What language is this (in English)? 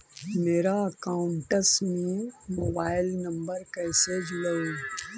Magahi